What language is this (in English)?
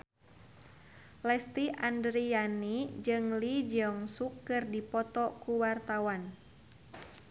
Sundanese